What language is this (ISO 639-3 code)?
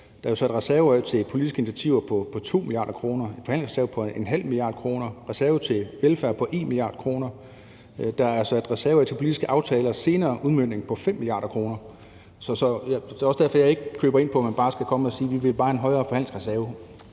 dan